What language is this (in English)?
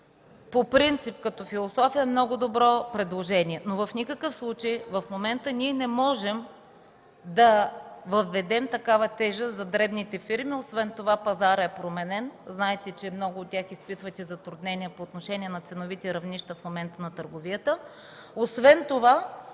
Bulgarian